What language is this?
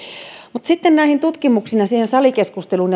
Finnish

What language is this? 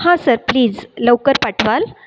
Marathi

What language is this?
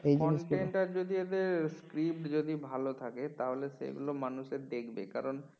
Bangla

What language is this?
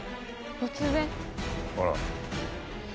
Japanese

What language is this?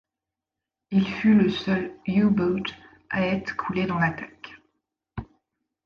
French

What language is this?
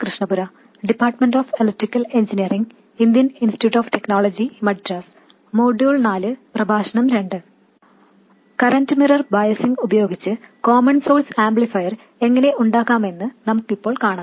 Malayalam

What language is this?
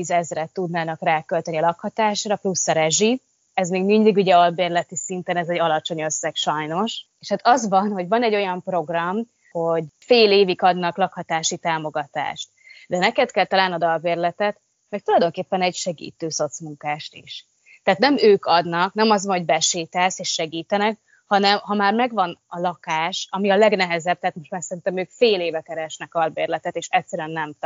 Hungarian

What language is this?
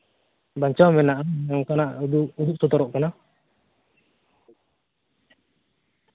Santali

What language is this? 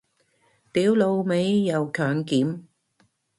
Cantonese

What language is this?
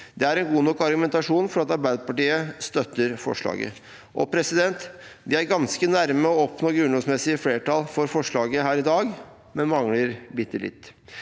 Norwegian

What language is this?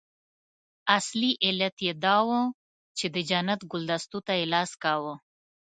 Pashto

